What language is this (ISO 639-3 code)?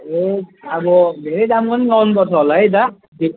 nep